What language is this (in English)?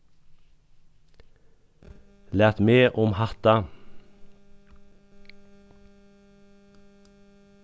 Faroese